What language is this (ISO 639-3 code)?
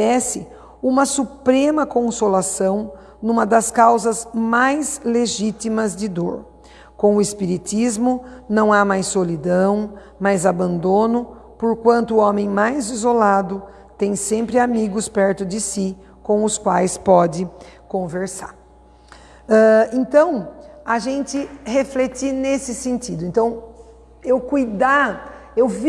por